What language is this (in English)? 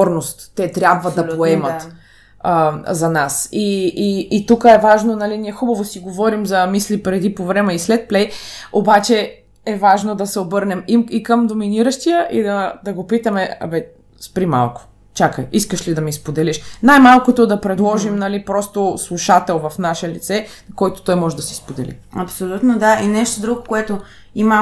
Bulgarian